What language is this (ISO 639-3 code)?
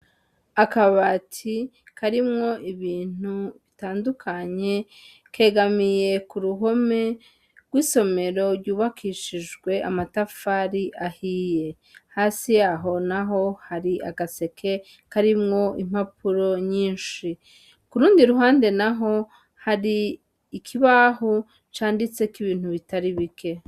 run